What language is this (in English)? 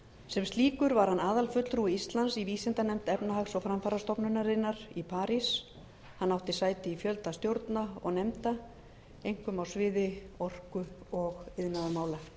Icelandic